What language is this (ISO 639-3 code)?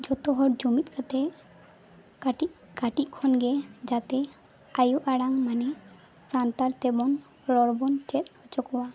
sat